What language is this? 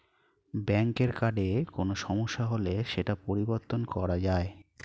Bangla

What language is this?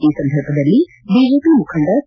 Kannada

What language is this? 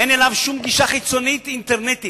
Hebrew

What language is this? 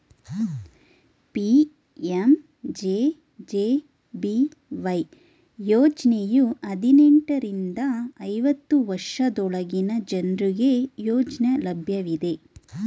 Kannada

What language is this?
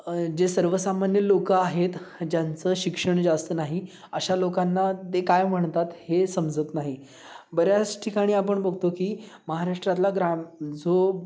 Marathi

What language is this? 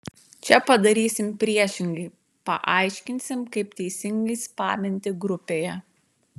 Lithuanian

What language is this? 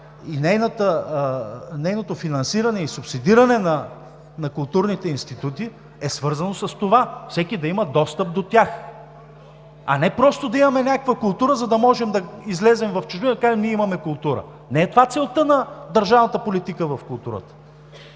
Bulgarian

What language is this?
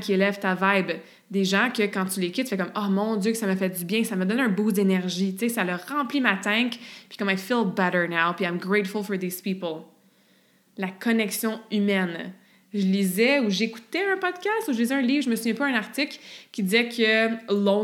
French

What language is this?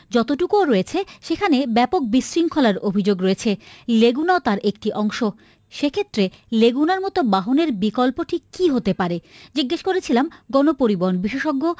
Bangla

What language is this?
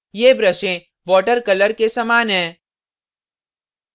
Hindi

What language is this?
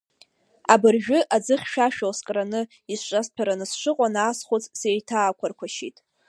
Abkhazian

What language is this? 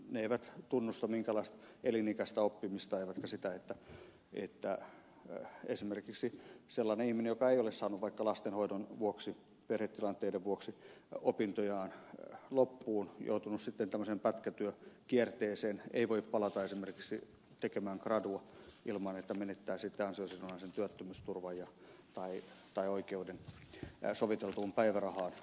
Finnish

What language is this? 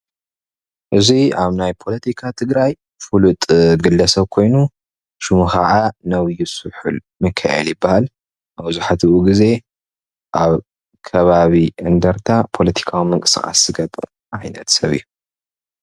Tigrinya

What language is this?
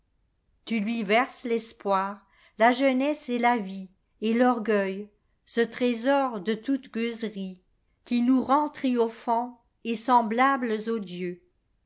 French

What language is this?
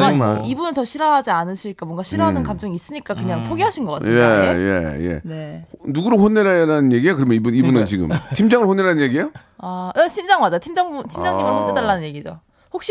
Korean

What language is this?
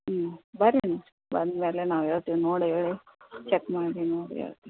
Kannada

